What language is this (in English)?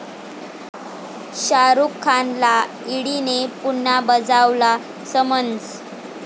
Marathi